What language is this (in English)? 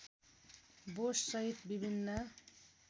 Nepali